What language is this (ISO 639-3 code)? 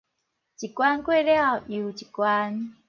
nan